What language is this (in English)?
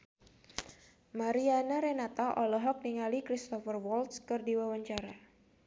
Sundanese